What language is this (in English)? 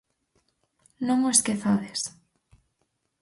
Galician